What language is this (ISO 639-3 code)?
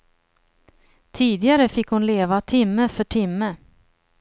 swe